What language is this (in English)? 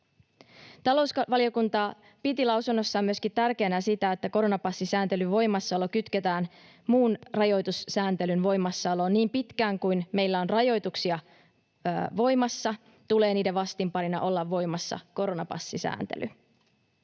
Finnish